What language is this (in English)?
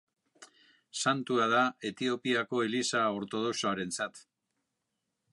Basque